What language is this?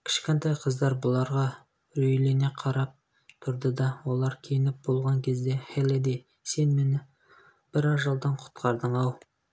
Kazakh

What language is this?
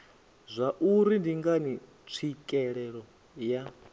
Venda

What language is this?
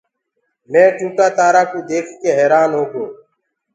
Gurgula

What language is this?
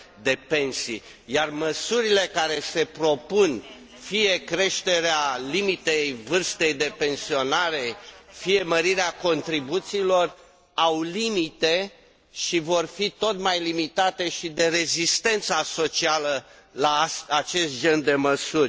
Romanian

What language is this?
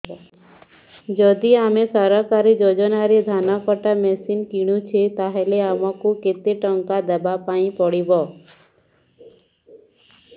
Odia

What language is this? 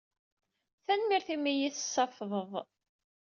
Kabyle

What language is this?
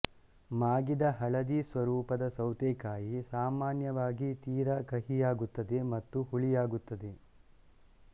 Kannada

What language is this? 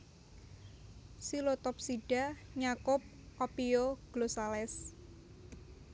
Javanese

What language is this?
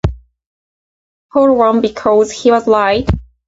English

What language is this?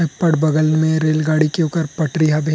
Chhattisgarhi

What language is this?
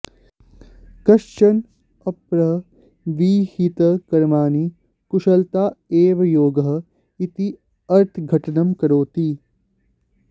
Sanskrit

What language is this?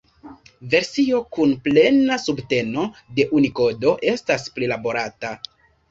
Esperanto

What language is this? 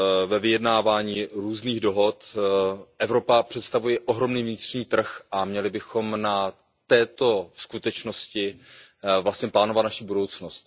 Czech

